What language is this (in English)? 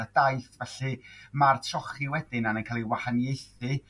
Welsh